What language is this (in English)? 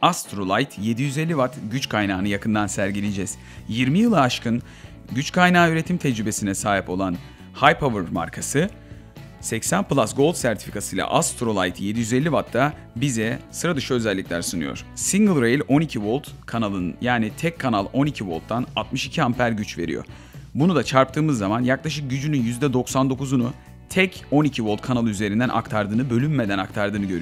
Turkish